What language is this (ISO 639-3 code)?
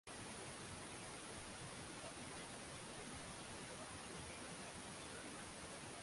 swa